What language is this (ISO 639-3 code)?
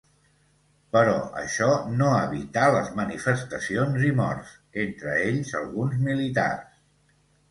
cat